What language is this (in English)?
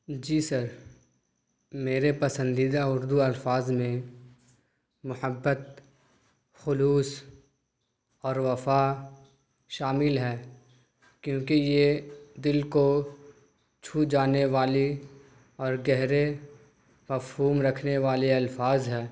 Urdu